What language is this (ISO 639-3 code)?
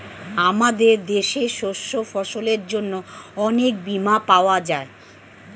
ben